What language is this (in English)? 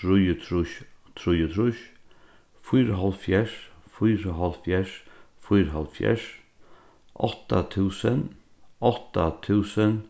Faroese